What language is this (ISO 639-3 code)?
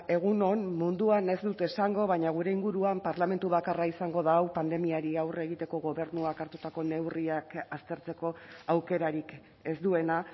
eus